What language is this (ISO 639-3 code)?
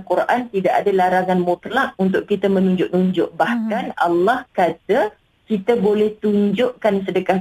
msa